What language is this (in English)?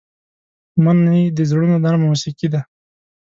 Pashto